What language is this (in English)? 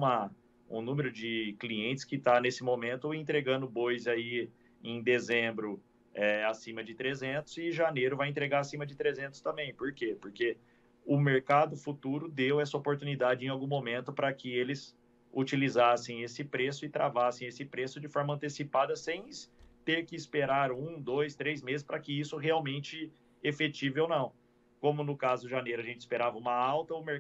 Portuguese